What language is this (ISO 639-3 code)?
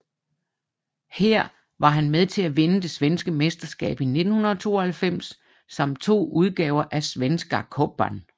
dan